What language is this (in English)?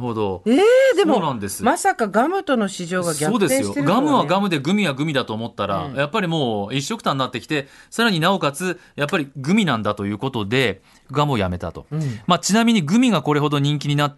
Japanese